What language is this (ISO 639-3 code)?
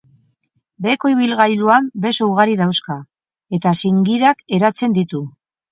eus